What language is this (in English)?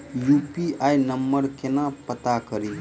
Maithili